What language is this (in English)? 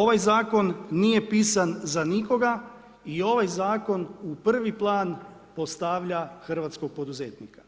Croatian